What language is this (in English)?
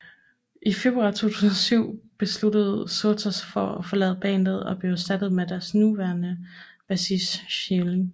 Danish